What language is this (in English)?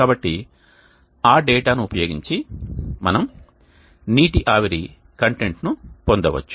Telugu